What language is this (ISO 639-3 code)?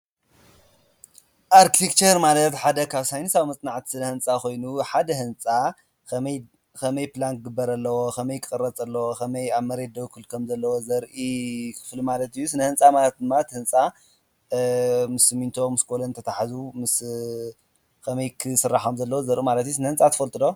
tir